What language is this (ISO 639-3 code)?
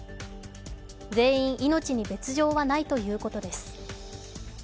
jpn